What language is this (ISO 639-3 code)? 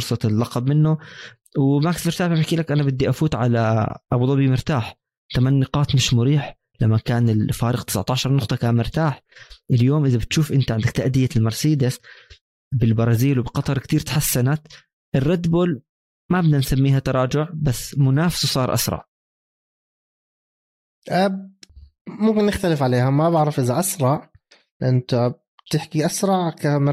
ara